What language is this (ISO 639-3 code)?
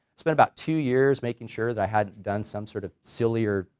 eng